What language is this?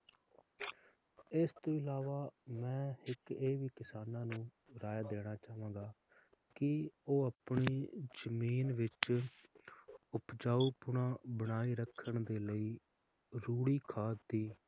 Punjabi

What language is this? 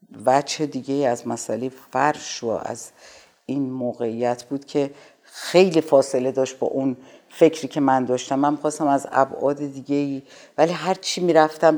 Persian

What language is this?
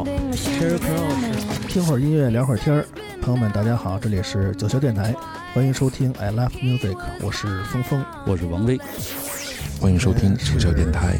Chinese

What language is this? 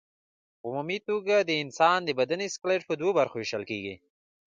Pashto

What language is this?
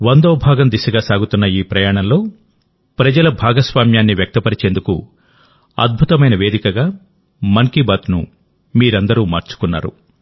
Telugu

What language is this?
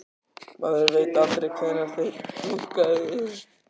Icelandic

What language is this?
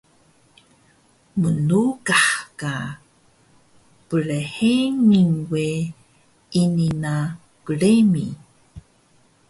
Taroko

